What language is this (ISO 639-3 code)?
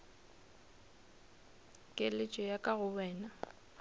nso